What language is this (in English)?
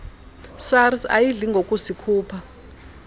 Xhosa